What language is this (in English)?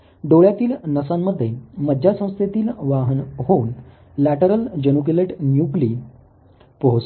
Marathi